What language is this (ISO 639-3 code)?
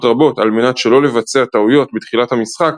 heb